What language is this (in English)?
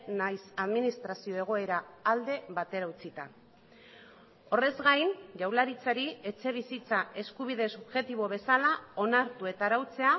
Basque